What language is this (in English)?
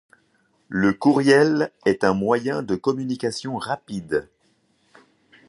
French